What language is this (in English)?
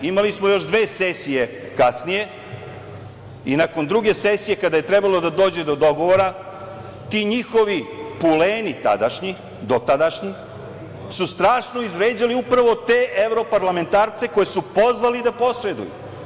Serbian